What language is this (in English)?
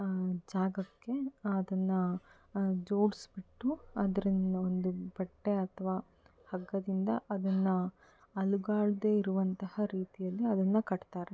Kannada